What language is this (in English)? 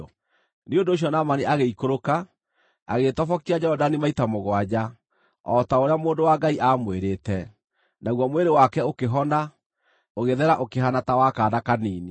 Kikuyu